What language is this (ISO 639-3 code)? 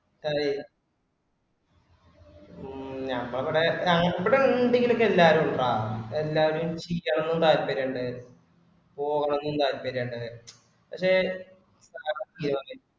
mal